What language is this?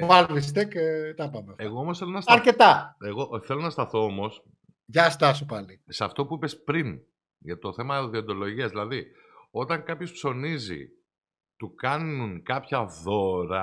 Greek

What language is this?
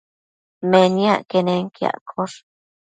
Matsés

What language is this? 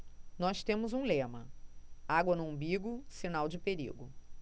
Portuguese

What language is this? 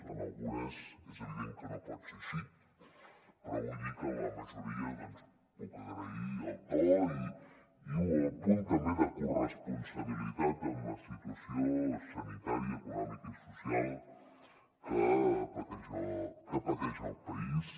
Catalan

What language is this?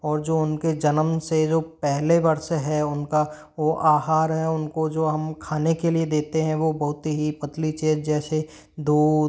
Hindi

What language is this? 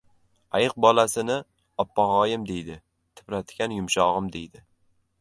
Uzbek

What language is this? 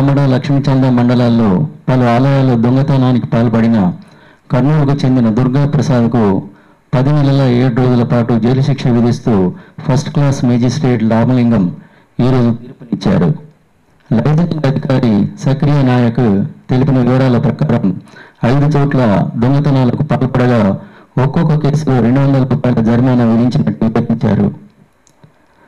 Telugu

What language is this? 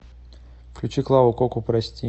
Russian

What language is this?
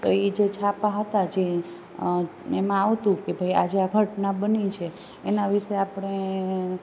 Gujarati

